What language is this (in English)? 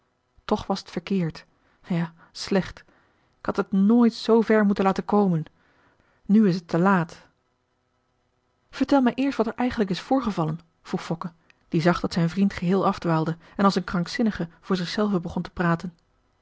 Dutch